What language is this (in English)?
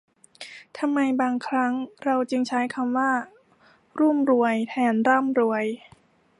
Thai